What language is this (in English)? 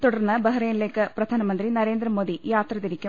Malayalam